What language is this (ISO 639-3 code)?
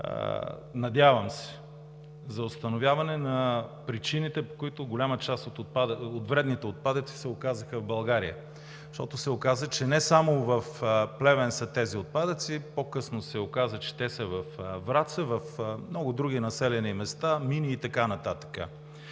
bul